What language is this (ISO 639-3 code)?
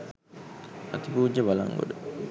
sin